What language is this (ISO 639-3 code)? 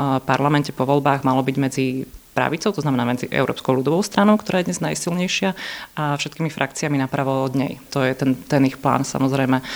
slk